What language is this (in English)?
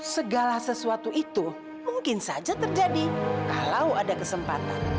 Indonesian